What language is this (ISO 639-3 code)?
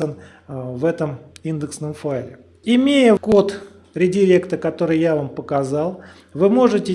rus